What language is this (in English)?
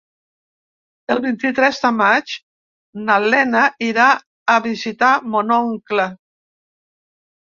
Catalan